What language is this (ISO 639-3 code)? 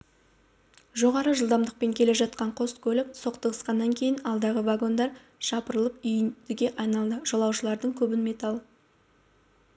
kaz